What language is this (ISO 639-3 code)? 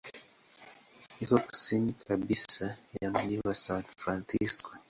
swa